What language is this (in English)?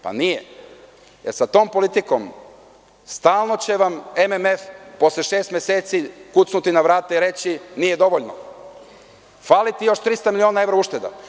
Serbian